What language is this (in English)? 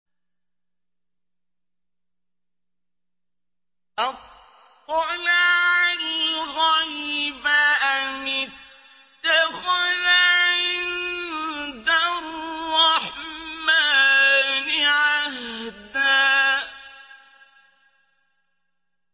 Arabic